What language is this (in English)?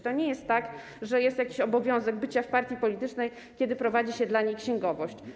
Polish